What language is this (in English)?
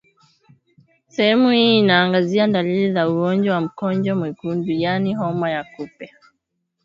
Swahili